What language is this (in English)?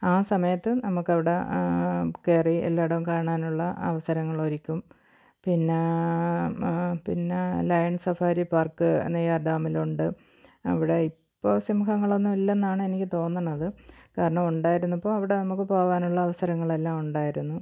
Malayalam